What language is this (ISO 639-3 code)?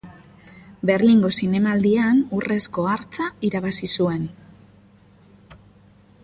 eus